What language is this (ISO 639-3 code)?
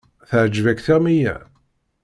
kab